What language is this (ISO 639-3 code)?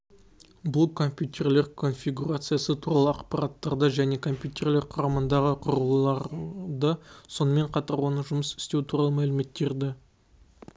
kaz